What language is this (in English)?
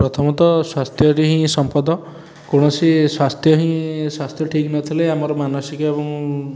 Odia